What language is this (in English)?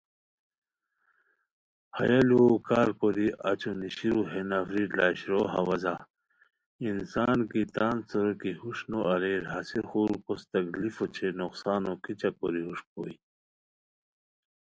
Khowar